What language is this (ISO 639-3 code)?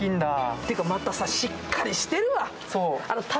jpn